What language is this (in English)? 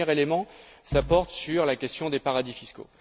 French